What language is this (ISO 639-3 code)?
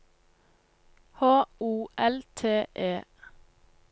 nor